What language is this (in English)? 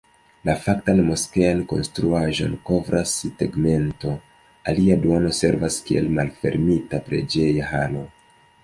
Esperanto